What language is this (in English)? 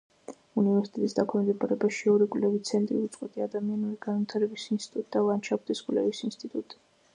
Georgian